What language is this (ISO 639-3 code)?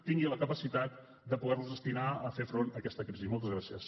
cat